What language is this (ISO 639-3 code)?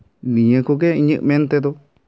sat